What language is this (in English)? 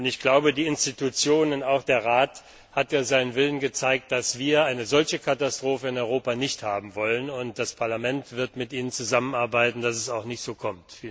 German